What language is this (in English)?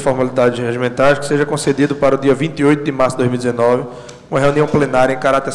Portuguese